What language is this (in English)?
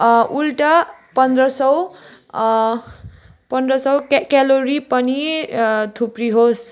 Nepali